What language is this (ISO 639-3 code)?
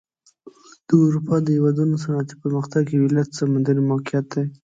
pus